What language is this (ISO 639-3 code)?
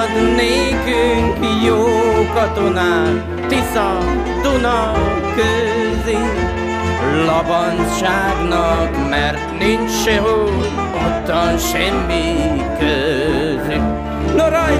hun